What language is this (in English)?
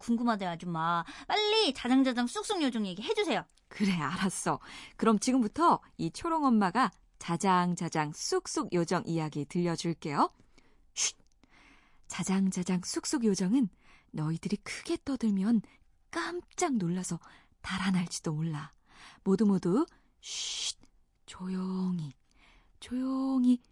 Korean